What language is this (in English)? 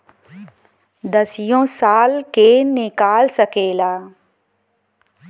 Bhojpuri